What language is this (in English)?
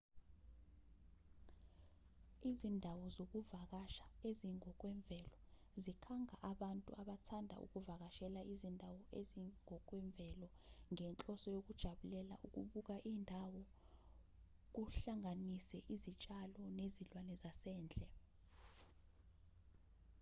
Zulu